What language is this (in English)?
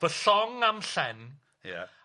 Welsh